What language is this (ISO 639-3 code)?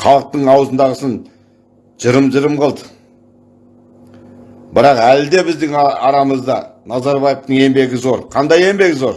tur